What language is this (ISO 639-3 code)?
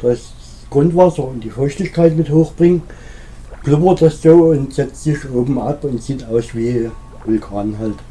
deu